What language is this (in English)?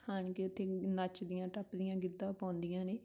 Punjabi